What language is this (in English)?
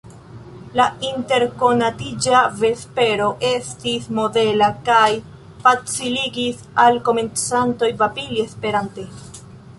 Esperanto